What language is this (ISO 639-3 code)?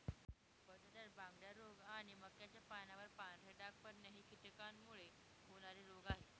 mar